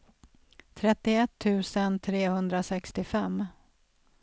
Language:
Swedish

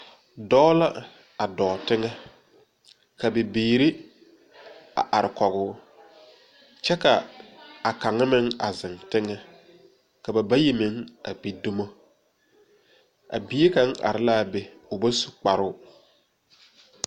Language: Southern Dagaare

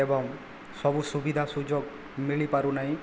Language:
Odia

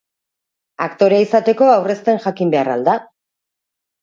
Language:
Basque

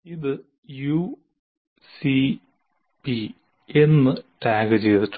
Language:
Malayalam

